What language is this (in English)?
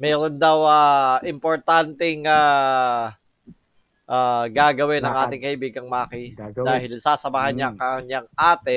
Filipino